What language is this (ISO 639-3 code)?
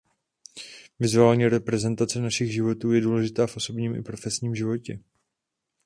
ces